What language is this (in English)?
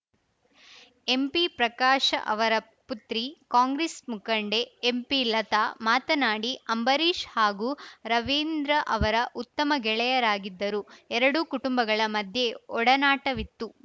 Kannada